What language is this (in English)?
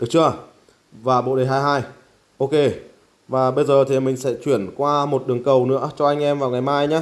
Vietnamese